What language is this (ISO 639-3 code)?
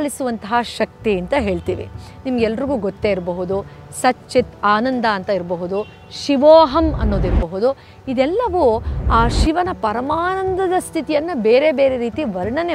kan